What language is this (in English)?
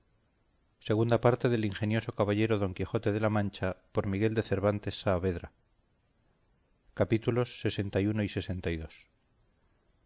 Spanish